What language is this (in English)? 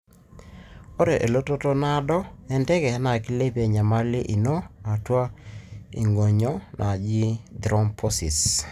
Masai